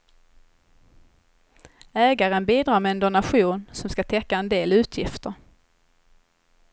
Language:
Swedish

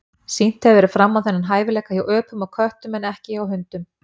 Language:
Icelandic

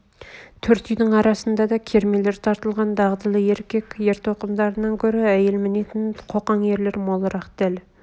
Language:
Kazakh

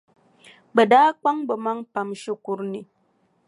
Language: Dagbani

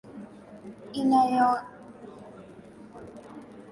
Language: Swahili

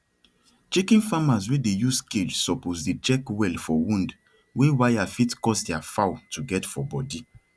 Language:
Nigerian Pidgin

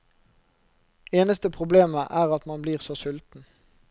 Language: Norwegian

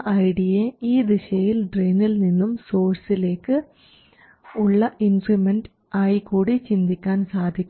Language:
Malayalam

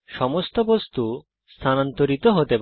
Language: Bangla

